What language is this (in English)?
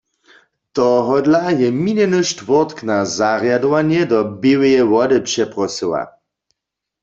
Upper Sorbian